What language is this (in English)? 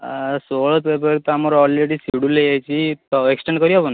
Odia